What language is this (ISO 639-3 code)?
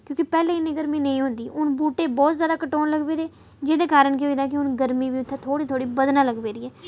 doi